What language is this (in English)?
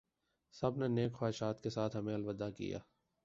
Urdu